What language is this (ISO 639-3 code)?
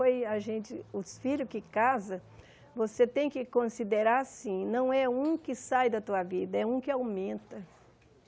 por